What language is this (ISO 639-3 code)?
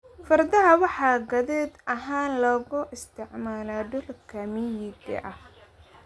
som